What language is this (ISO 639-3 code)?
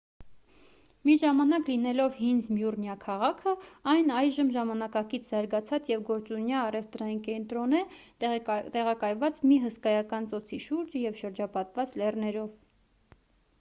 hye